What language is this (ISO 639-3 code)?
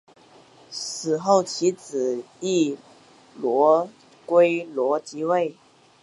zho